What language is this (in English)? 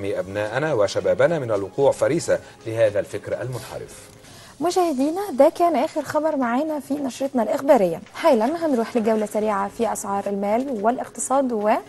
Arabic